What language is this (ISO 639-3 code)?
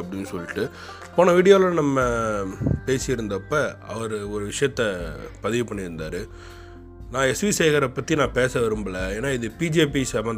tam